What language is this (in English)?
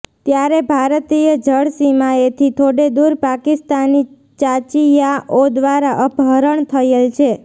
Gujarati